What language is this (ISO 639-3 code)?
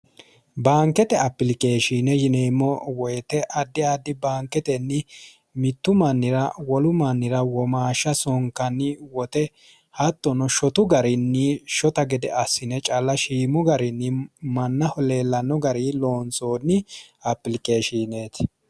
sid